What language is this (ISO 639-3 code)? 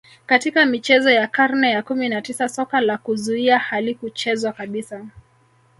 swa